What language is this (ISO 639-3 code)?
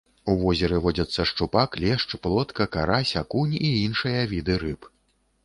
bel